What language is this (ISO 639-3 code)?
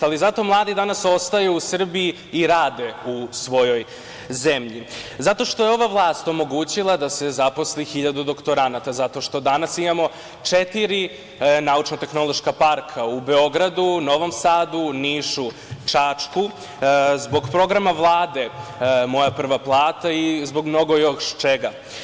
srp